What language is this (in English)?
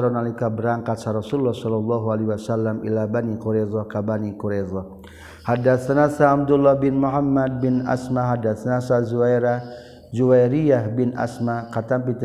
Malay